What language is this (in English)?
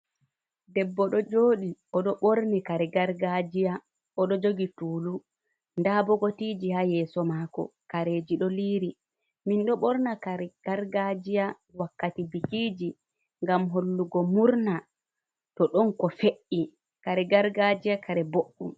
Fula